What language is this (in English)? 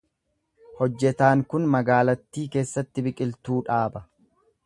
Oromo